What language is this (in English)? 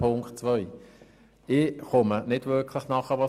Swiss German